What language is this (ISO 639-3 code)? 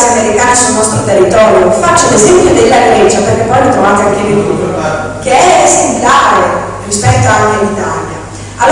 ita